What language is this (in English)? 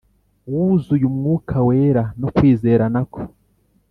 Kinyarwanda